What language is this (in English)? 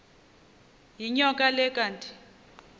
Xhosa